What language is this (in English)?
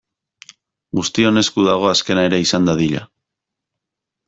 Basque